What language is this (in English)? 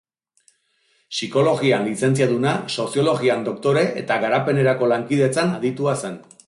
Basque